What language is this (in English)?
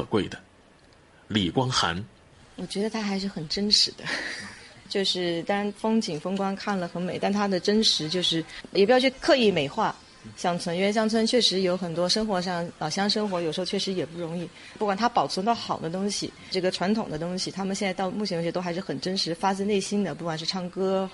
Chinese